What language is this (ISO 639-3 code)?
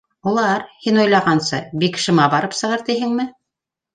bak